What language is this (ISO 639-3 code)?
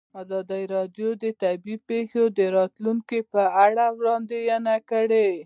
pus